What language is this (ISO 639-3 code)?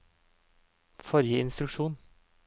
nor